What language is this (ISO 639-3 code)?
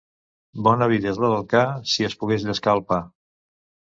cat